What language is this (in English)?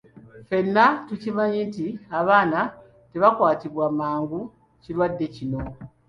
Ganda